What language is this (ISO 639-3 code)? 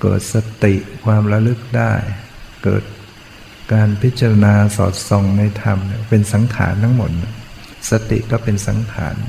tha